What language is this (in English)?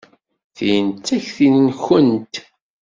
Kabyle